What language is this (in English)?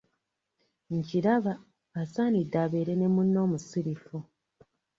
Ganda